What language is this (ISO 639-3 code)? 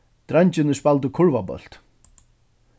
fao